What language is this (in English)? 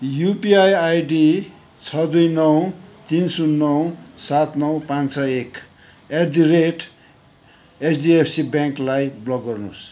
Nepali